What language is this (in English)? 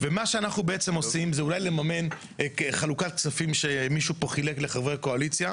Hebrew